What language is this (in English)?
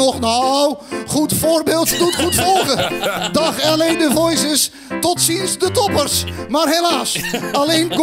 Dutch